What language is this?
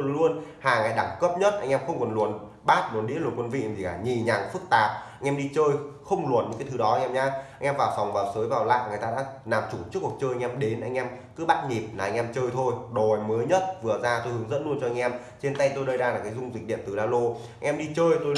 Vietnamese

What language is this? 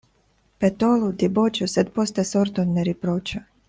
Esperanto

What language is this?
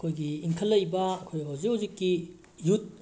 Manipuri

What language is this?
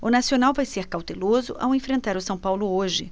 Portuguese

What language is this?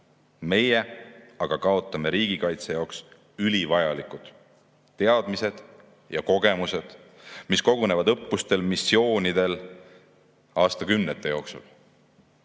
Estonian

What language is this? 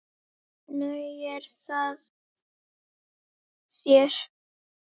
Icelandic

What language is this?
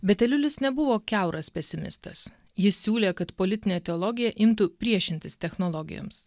Lithuanian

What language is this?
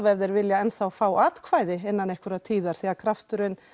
Icelandic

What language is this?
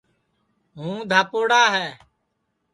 Sansi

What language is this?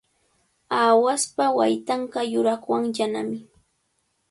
Cajatambo North Lima Quechua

